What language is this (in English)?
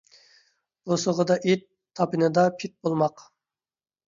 Uyghur